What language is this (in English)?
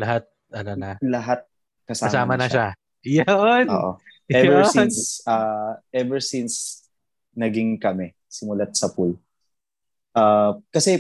Filipino